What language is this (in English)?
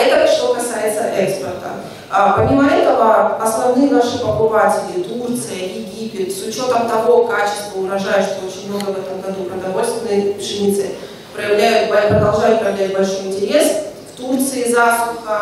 Russian